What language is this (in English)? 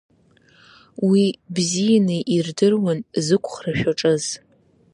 Abkhazian